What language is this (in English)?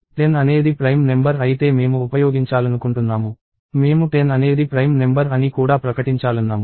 Telugu